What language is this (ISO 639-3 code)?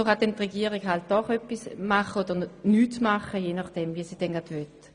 gsw